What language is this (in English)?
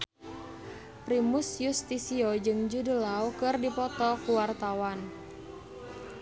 Sundanese